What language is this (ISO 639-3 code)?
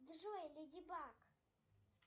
rus